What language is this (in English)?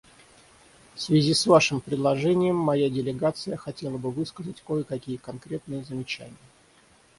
Russian